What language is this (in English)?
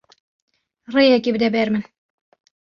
Kurdish